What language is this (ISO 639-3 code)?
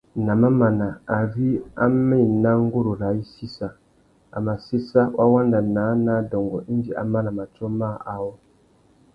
bag